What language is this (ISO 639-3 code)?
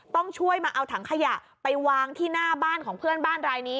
tha